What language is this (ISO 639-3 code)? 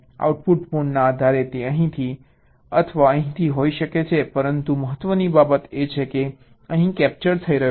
guj